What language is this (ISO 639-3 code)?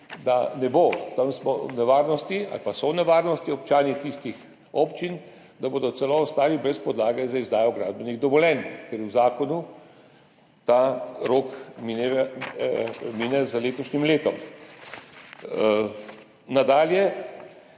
slv